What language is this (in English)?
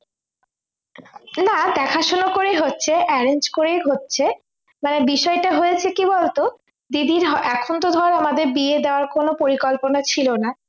Bangla